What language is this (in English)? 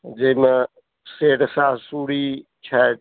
Maithili